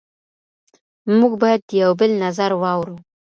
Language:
Pashto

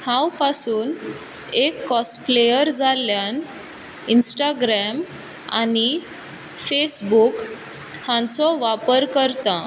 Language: Konkani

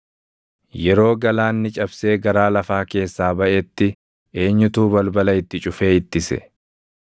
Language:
Oromo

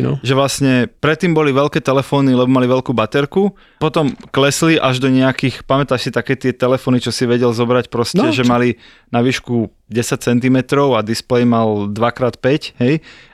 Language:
Slovak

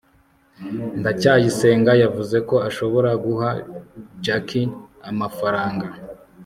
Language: Kinyarwanda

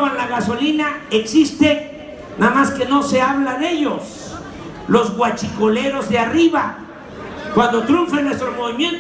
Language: Spanish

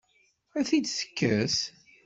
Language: Kabyle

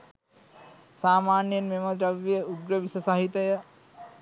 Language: Sinhala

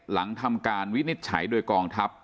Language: Thai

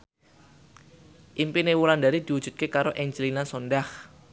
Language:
Javanese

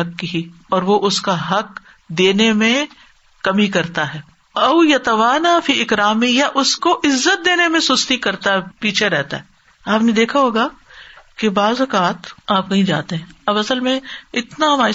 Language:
Urdu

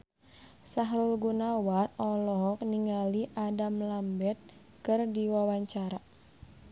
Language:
Sundanese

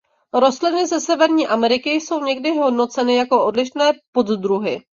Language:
Czech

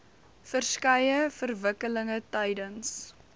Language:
Afrikaans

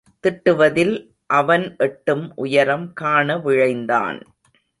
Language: Tamil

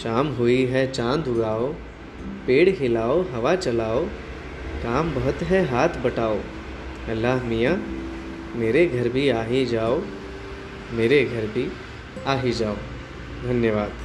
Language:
Hindi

